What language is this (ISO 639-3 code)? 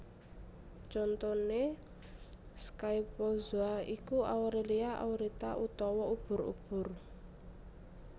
jav